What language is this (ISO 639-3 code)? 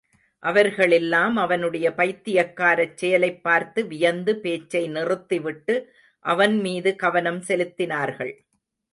tam